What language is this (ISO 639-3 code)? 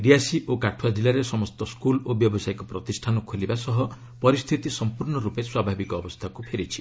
ori